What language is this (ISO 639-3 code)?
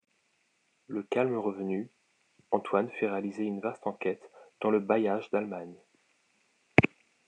fra